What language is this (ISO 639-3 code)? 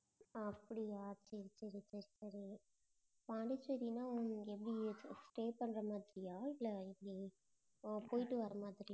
tam